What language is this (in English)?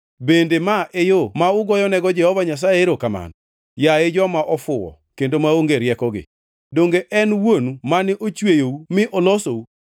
Luo (Kenya and Tanzania)